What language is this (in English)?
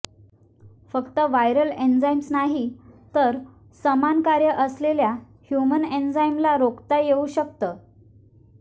Marathi